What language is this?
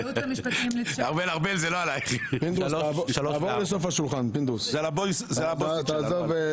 Hebrew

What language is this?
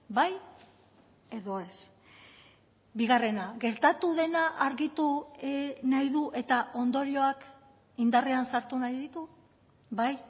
Basque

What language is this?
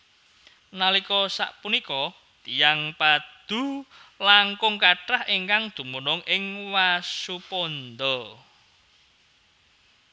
Javanese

